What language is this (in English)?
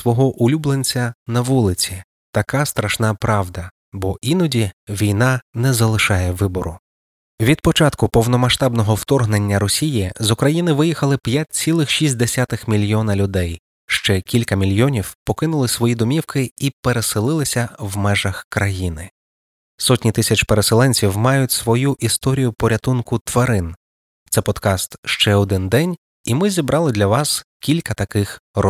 Ukrainian